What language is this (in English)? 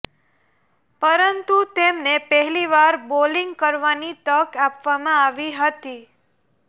Gujarati